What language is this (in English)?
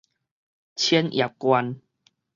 Min Nan Chinese